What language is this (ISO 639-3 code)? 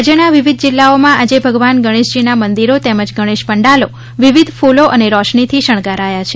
guj